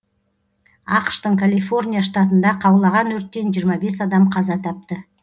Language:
Kazakh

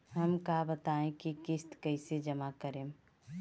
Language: Bhojpuri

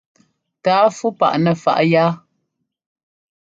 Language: Ngomba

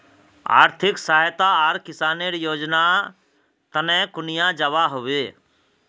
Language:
Magahi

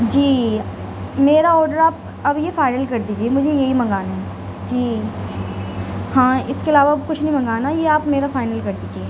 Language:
Urdu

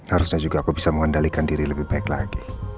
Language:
Indonesian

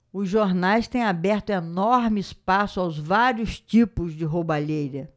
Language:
Portuguese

